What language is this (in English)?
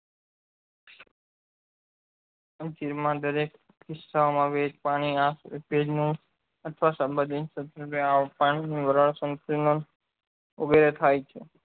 Gujarati